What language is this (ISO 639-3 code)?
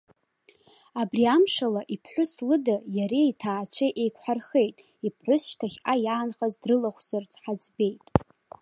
abk